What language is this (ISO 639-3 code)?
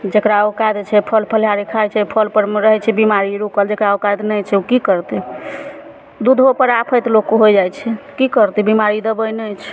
mai